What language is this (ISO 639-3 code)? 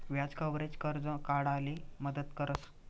mar